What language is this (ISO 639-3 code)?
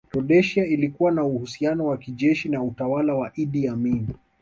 swa